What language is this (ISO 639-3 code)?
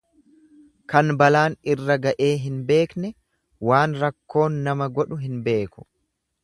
orm